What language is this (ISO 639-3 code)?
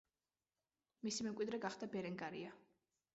kat